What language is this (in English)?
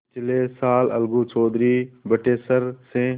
Hindi